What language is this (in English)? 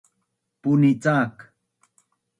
Bunun